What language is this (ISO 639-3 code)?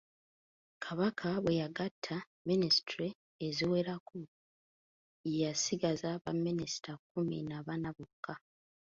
lug